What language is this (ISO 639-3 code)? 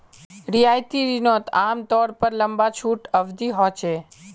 mag